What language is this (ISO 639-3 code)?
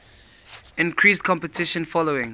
eng